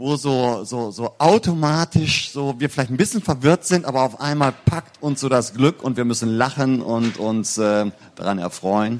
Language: German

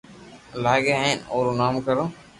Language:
Loarki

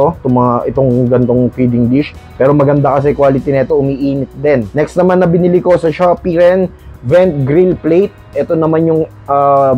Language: Filipino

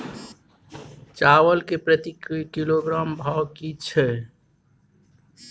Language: Maithili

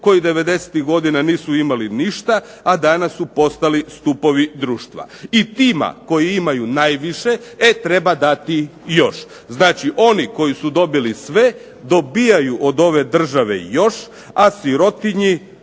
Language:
Croatian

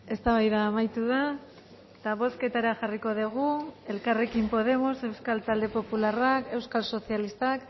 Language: Basque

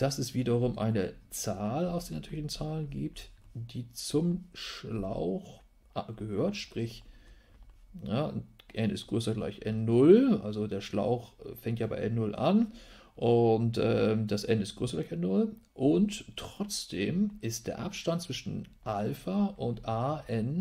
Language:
German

